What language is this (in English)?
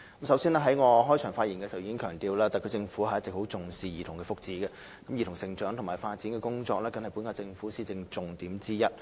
Cantonese